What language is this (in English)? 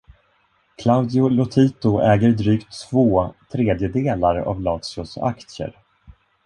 Swedish